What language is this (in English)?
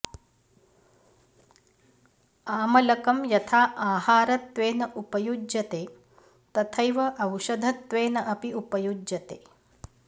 Sanskrit